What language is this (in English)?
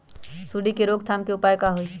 Magahi